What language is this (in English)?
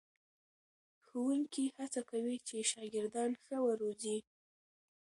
Pashto